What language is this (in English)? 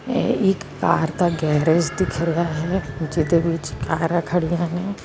Punjabi